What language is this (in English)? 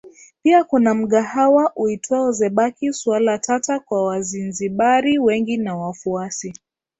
Swahili